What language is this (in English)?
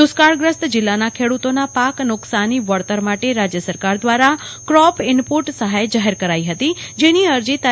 Gujarati